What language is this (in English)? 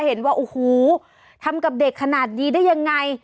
Thai